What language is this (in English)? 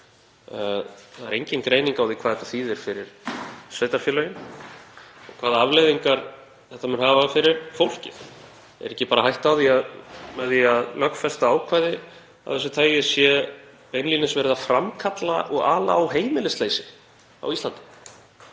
Icelandic